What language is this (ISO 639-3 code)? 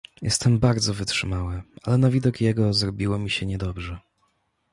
pol